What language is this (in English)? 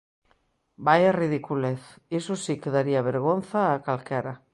Galician